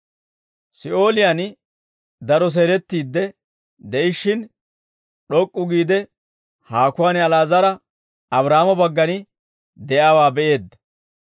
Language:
Dawro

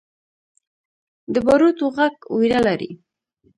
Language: Pashto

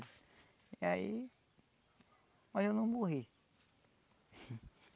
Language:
Portuguese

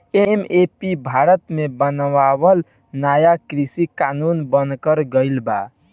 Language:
Bhojpuri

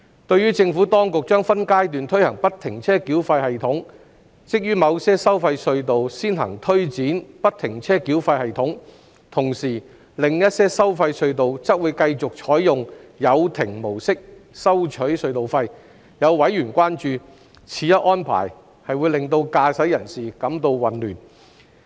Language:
Cantonese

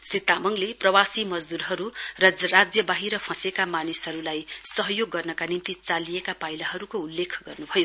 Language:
Nepali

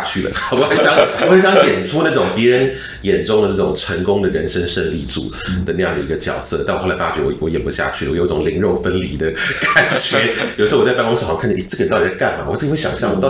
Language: Chinese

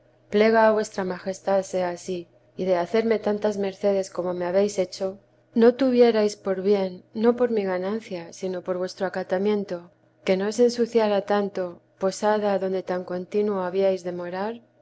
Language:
Spanish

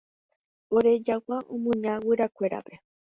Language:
Guarani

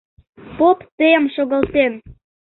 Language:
Mari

